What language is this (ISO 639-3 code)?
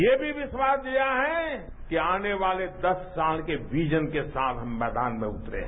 hin